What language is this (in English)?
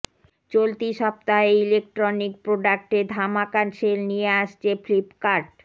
Bangla